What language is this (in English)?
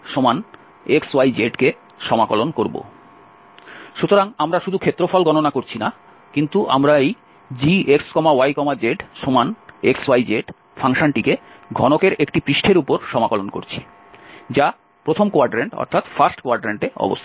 Bangla